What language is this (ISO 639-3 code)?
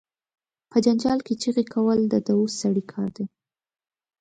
pus